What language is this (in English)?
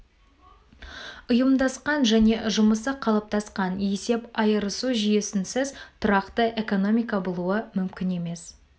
Kazakh